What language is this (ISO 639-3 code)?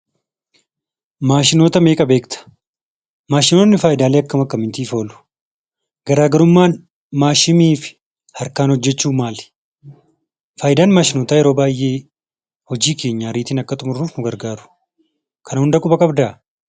orm